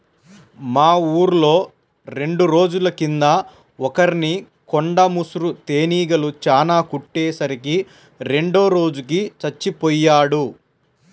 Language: Telugu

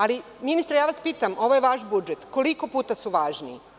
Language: Serbian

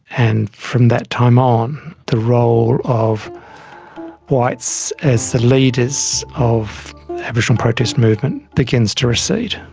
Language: English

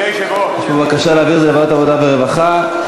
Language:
Hebrew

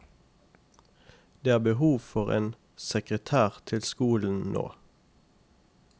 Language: Norwegian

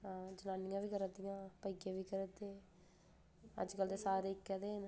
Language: Dogri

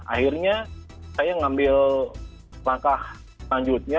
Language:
Indonesian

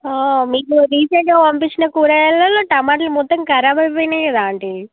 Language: Telugu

